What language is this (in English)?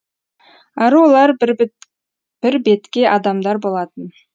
Kazakh